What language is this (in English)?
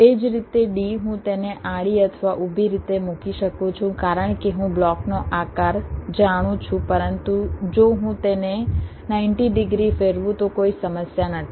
Gujarati